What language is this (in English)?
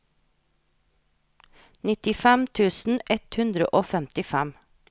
Norwegian